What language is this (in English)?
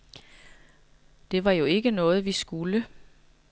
Danish